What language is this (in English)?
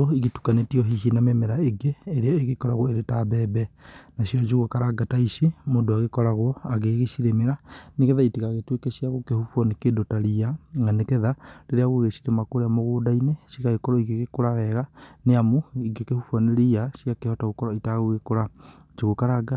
Kikuyu